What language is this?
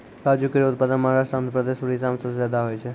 Maithili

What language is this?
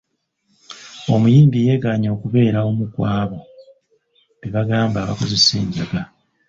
Ganda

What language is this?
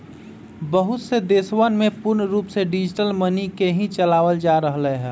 Magahi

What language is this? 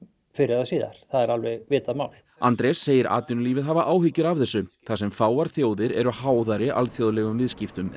Icelandic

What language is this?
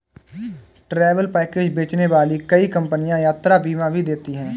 Hindi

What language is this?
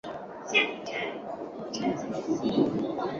Chinese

